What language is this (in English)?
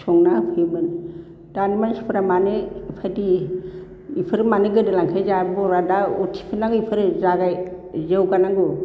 Bodo